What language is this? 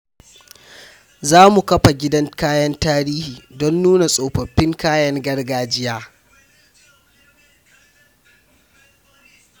Hausa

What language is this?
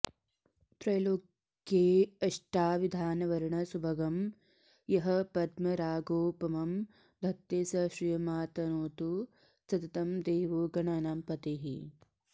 Sanskrit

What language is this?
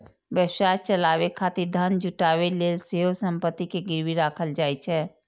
Maithili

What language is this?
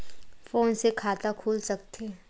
Chhattisgarhi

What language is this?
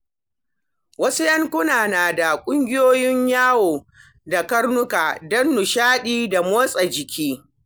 Hausa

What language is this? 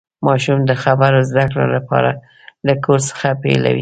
Pashto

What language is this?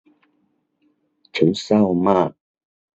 Thai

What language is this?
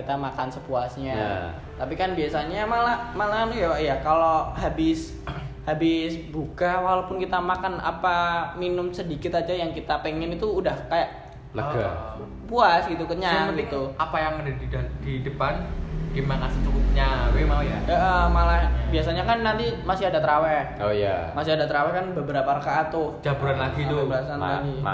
Indonesian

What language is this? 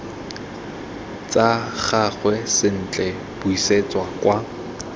Tswana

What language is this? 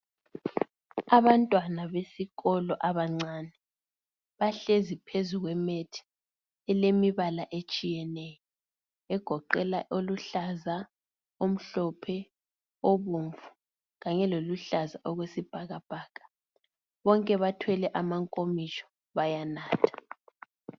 North Ndebele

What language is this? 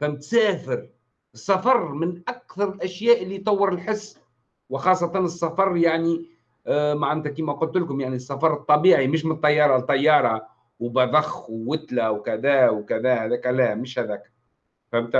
Arabic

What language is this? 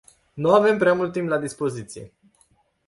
Romanian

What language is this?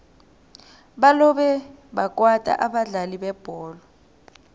South Ndebele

